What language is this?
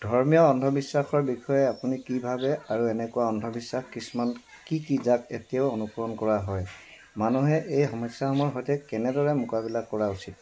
Assamese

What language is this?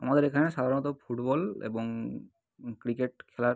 Bangla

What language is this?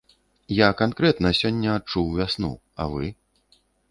Belarusian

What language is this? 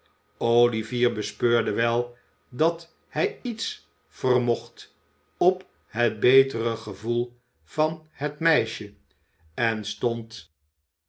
Dutch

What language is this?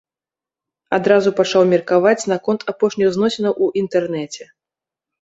Belarusian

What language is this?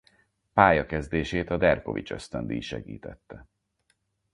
Hungarian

